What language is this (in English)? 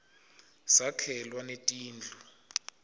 Swati